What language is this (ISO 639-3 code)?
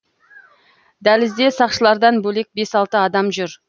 kaz